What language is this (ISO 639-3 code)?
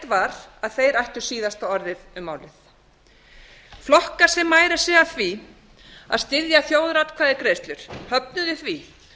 isl